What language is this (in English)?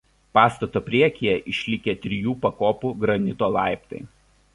Lithuanian